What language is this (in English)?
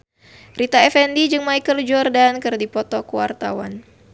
Sundanese